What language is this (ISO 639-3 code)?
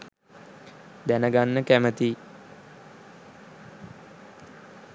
sin